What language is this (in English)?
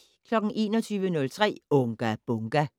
Danish